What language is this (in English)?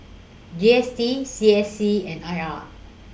English